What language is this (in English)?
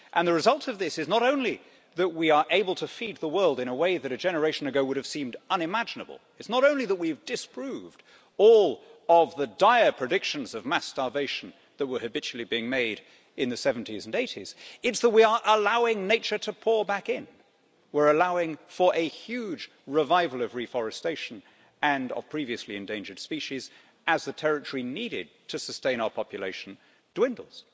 English